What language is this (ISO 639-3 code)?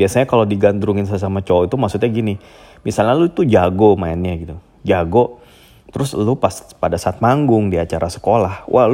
ind